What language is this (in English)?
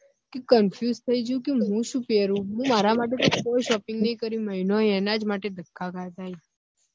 Gujarati